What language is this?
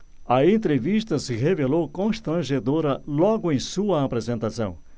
Portuguese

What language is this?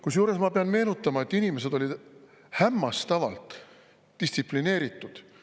Estonian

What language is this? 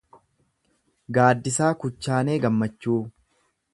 Oromo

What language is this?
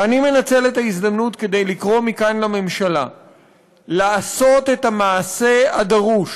Hebrew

